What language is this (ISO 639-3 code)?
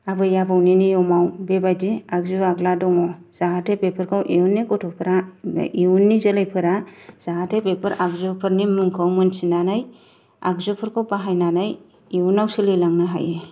brx